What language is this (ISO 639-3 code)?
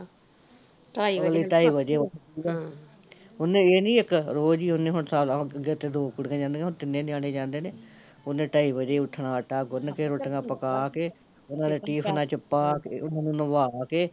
pan